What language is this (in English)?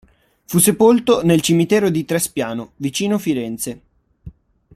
Italian